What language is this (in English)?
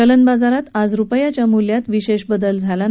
Marathi